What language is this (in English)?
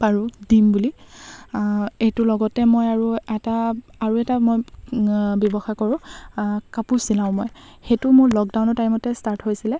Assamese